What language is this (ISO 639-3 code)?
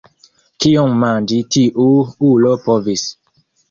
epo